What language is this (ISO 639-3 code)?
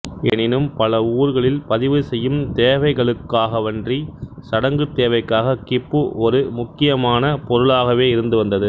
tam